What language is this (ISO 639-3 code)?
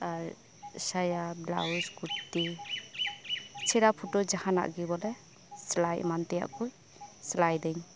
sat